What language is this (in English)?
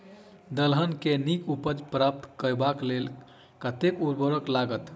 Maithili